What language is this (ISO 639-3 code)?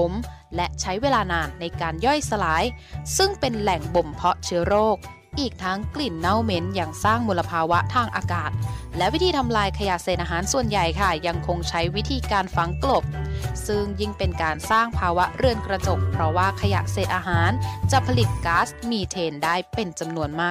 tha